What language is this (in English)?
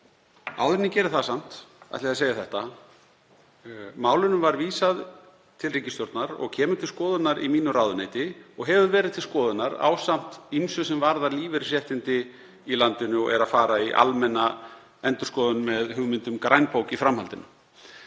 Icelandic